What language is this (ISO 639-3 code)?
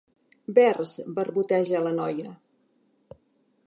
cat